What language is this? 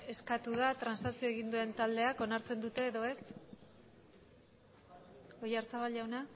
Basque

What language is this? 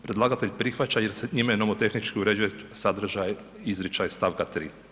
Croatian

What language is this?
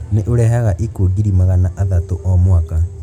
Kikuyu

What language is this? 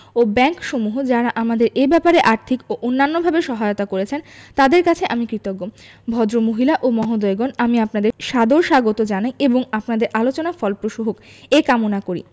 Bangla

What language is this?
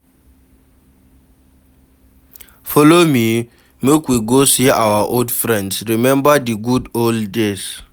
Nigerian Pidgin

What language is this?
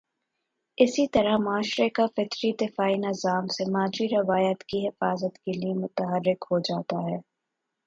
Urdu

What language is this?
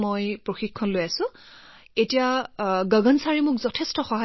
Assamese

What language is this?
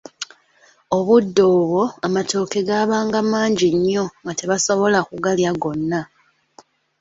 Ganda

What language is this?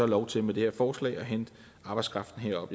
Danish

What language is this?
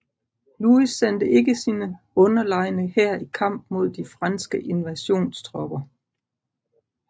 Danish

